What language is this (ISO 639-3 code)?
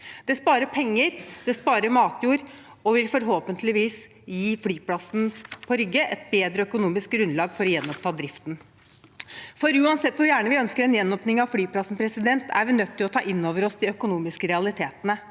nor